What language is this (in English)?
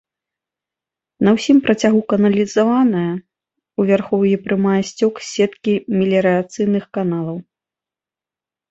Belarusian